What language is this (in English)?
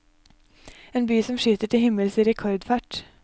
Norwegian